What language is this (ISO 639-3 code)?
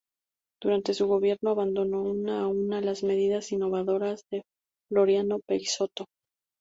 spa